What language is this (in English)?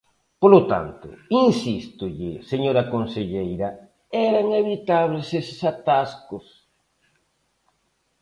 Galician